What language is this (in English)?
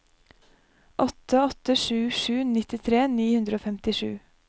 Norwegian